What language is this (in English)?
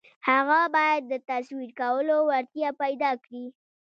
Pashto